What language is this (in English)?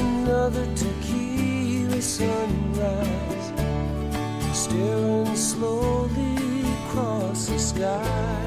Portuguese